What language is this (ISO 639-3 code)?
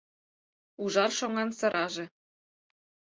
chm